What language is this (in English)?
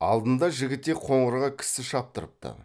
Kazakh